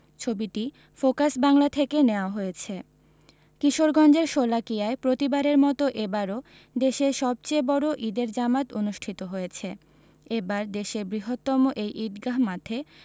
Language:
Bangla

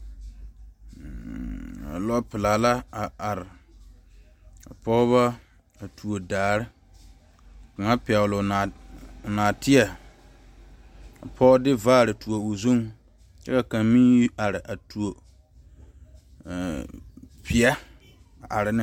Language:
Southern Dagaare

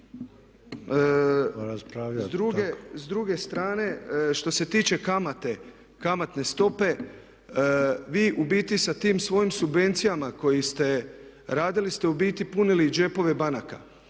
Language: Croatian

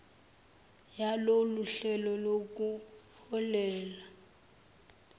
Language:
Zulu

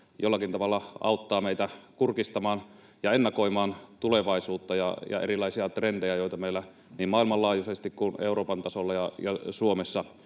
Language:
Finnish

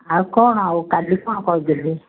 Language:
Odia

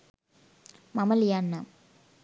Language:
Sinhala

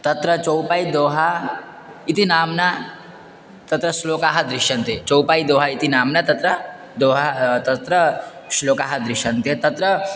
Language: Sanskrit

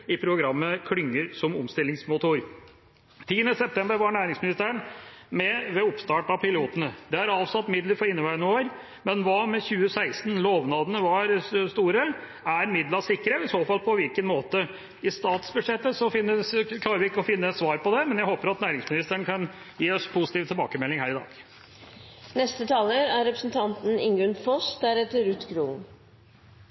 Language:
Norwegian Bokmål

